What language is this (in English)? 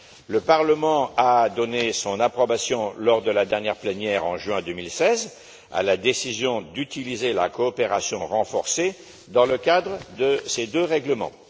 French